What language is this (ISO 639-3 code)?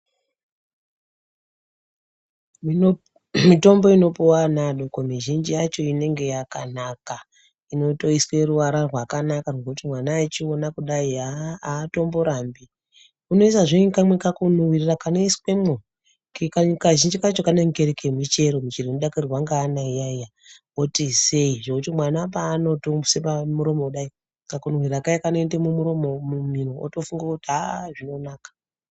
ndc